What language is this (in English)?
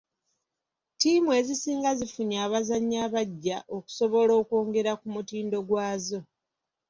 Ganda